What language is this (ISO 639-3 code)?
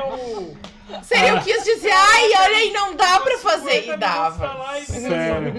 por